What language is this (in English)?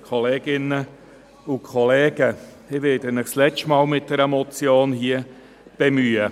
Swiss German